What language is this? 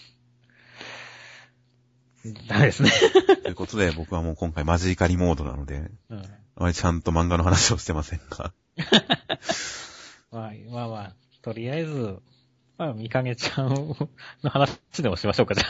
Japanese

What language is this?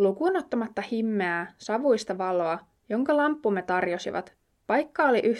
Finnish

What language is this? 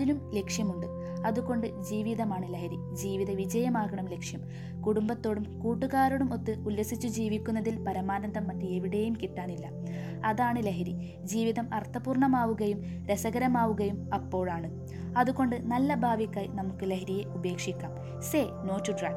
Malayalam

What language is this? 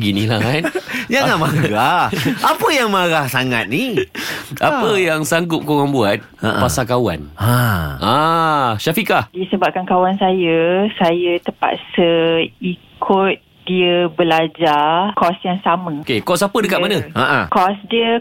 Malay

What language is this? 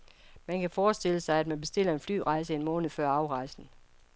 Danish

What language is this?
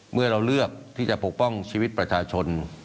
Thai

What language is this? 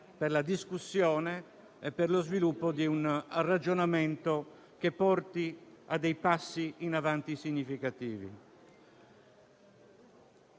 Italian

